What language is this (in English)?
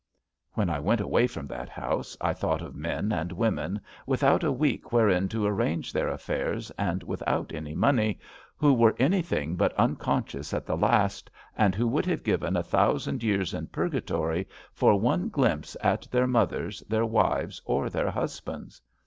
English